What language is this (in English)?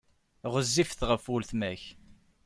Kabyle